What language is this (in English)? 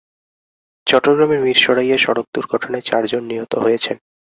Bangla